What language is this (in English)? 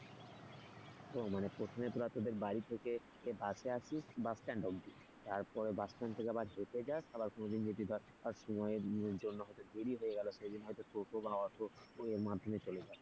Bangla